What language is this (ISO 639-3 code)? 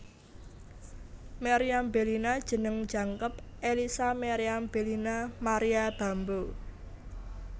jav